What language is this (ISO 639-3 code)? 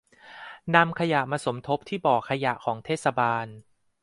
tha